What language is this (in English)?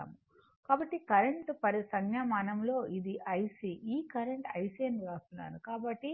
Telugu